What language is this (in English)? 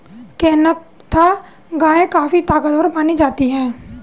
Hindi